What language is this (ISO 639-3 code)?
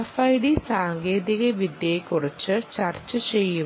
mal